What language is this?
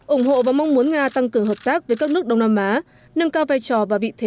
Vietnamese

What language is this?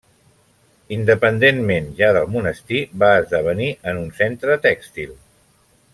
Catalan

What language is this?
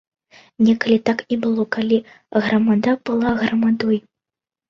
Belarusian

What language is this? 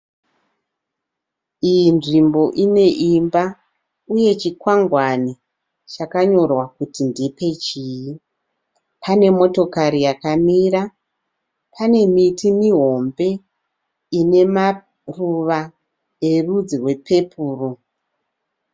Shona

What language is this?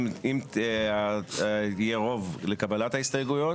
Hebrew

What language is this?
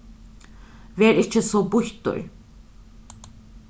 Faroese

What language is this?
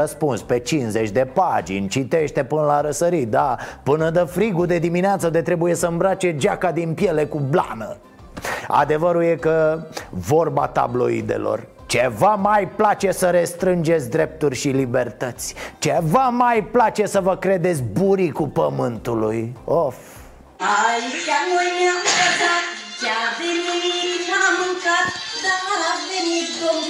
Romanian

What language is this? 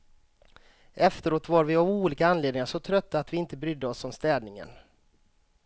Swedish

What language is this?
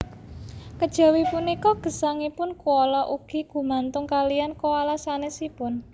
Javanese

